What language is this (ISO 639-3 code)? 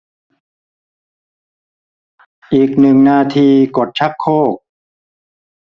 tha